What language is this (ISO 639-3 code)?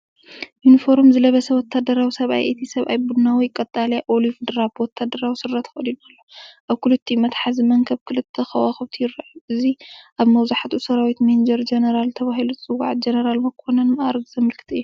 tir